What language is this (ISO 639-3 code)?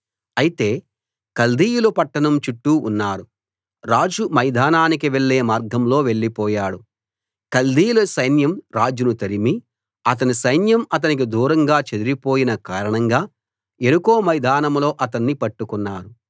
tel